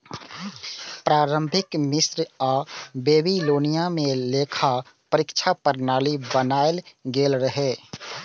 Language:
Maithili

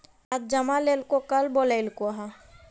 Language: Magahi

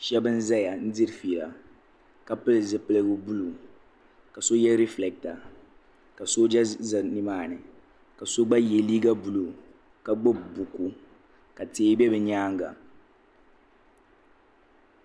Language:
Dagbani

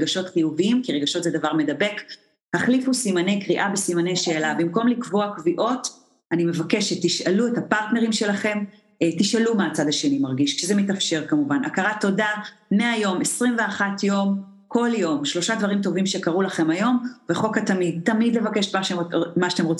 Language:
Hebrew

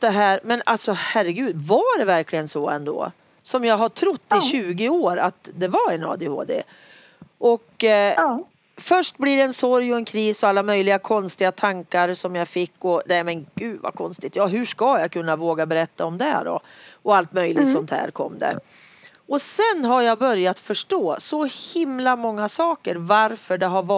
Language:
Swedish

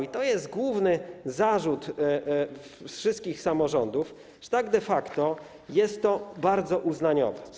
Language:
Polish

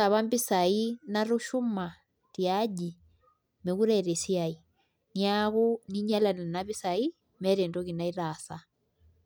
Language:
Masai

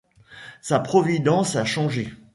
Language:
French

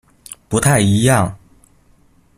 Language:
Chinese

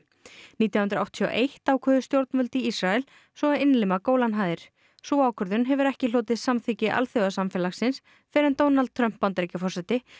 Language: Icelandic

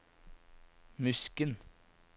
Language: Norwegian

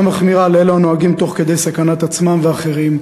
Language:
Hebrew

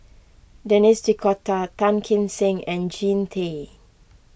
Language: English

